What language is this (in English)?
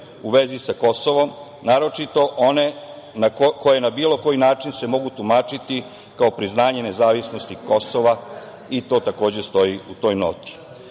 Serbian